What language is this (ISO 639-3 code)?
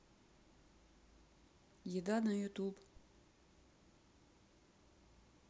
rus